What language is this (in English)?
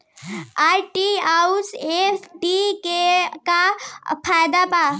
Bhojpuri